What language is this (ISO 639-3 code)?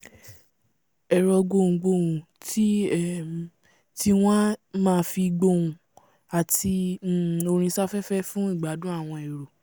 yor